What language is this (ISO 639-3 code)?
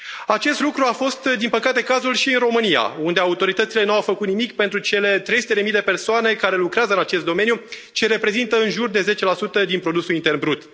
ron